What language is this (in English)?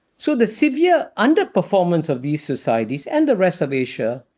English